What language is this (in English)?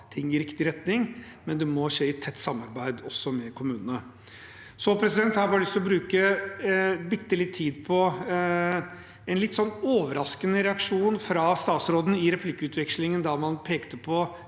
Norwegian